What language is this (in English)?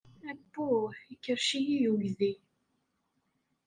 Kabyle